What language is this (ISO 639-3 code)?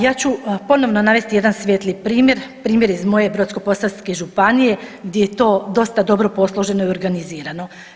hrv